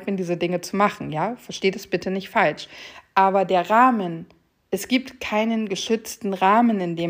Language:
German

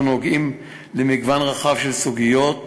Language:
Hebrew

